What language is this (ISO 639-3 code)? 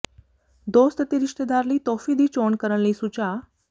pan